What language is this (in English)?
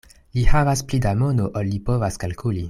Esperanto